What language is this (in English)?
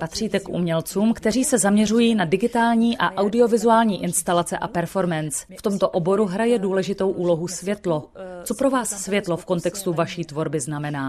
Czech